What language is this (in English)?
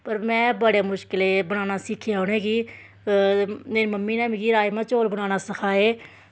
Dogri